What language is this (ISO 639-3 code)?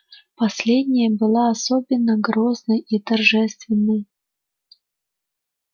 rus